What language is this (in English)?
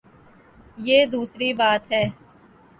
Urdu